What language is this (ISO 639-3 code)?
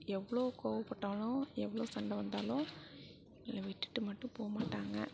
tam